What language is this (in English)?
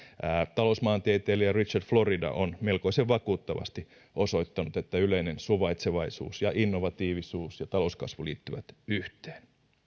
Finnish